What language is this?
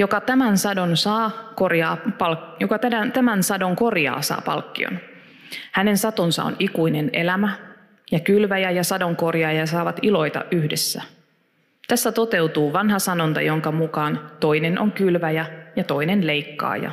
Finnish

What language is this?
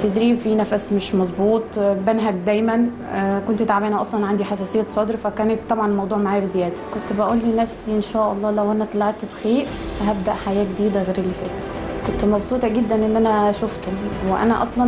Arabic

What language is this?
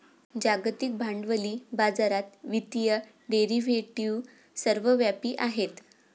Marathi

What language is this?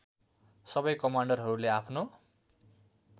Nepali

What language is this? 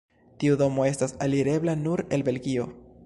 Esperanto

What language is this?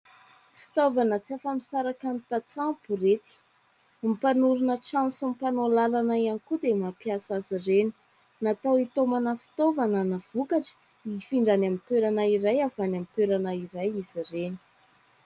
Malagasy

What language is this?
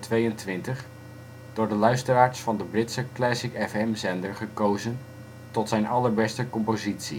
Dutch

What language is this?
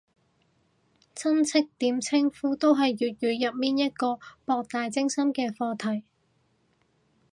Cantonese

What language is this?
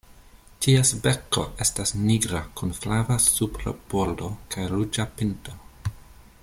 Esperanto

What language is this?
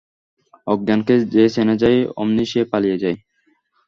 Bangla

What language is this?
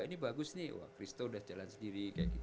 Indonesian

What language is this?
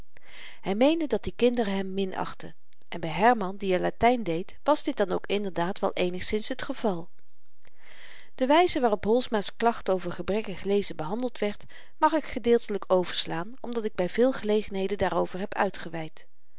Dutch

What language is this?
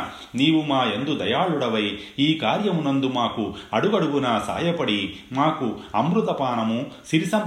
Telugu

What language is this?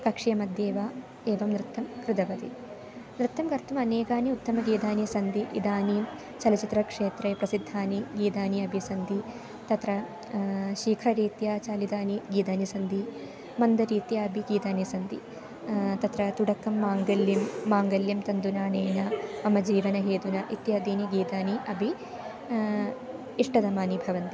Sanskrit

